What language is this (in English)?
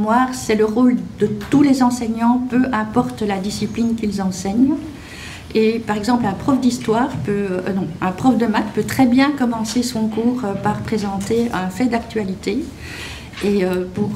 French